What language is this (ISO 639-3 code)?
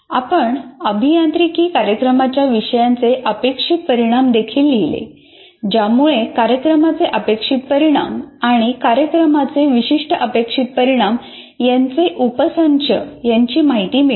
mar